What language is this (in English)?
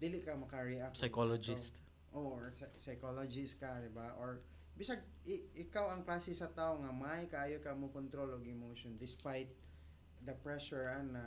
Filipino